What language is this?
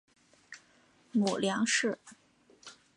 Chinese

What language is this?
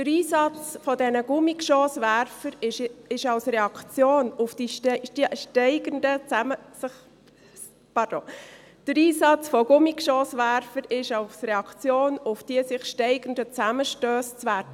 Swiss German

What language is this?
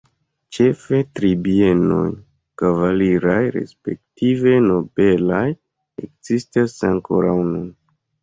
Esperanto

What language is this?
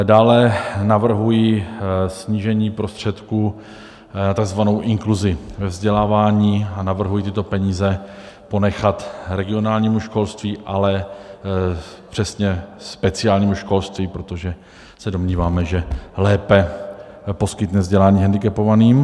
Czech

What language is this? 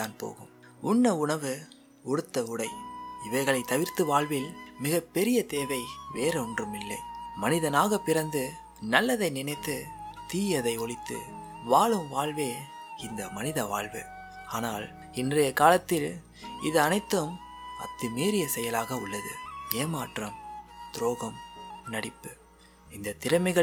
Tamil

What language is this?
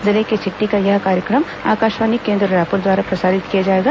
Hindi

